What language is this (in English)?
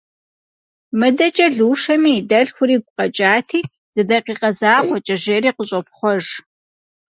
Kabardian